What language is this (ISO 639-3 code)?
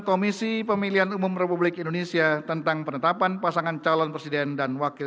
ind